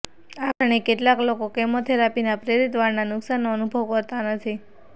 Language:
Gujarati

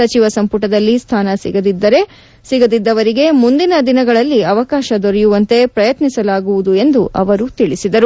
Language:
Kannada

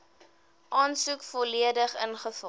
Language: Afrikaans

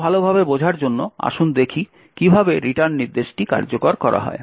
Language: Bangla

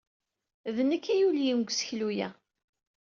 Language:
Kabyle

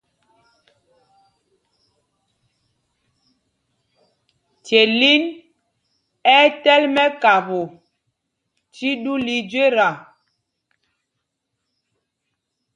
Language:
Mpumpong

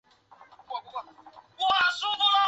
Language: Chinese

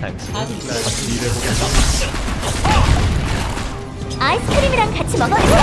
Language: Korean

